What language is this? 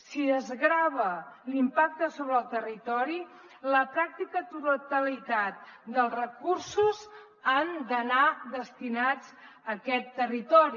Catalan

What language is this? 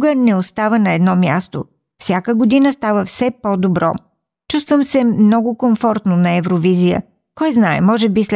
Bulgarian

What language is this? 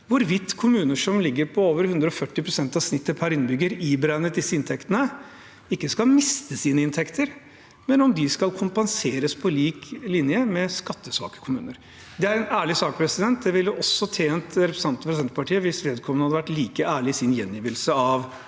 Norwegian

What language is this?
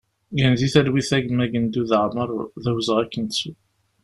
Kabyle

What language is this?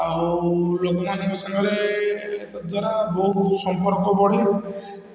Odia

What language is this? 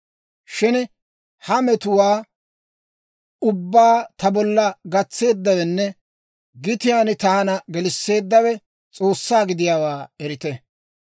Dawro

